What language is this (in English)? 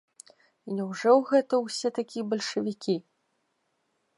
Belarusian